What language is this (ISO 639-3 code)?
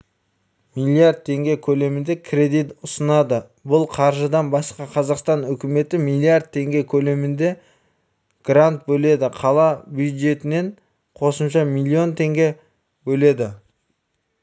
kaz